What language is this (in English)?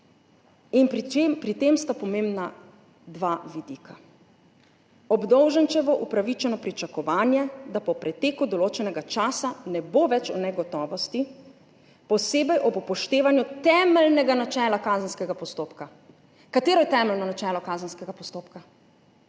Slovenian